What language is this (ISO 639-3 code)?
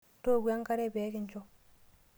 mas